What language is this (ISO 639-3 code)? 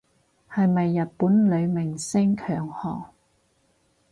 yue